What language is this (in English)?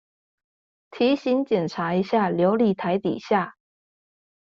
Chinese